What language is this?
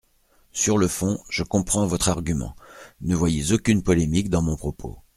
French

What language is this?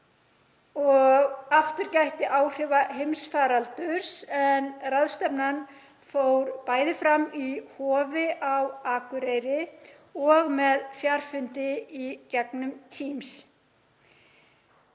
Icelandic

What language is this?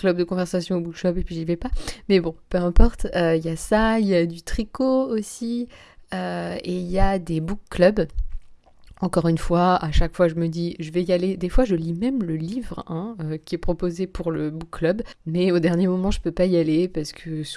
French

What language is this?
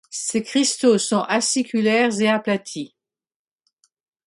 French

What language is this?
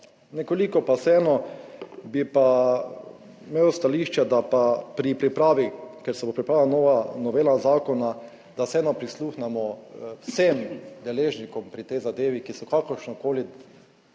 Slovenian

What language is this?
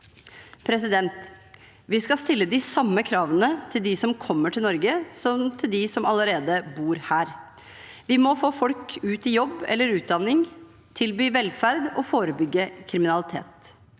Norwegian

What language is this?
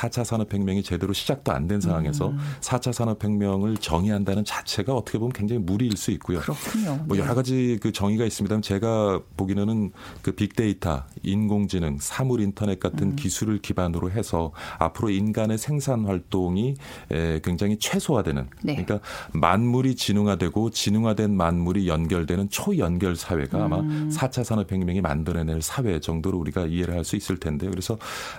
Korean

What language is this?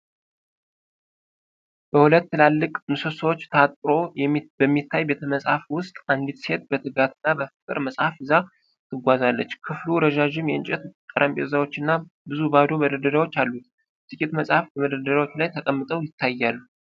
Amharic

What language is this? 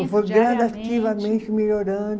Portuguese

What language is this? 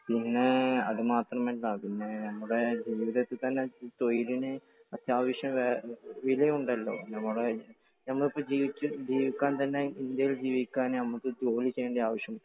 Malayalam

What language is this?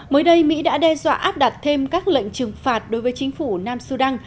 Vietnamese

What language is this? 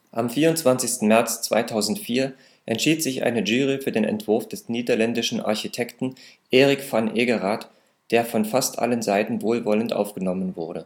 German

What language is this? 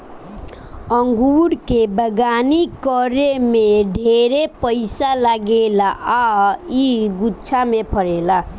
Bhojpuri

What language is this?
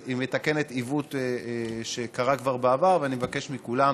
Hebrew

